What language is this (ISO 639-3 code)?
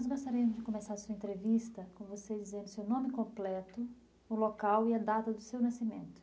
por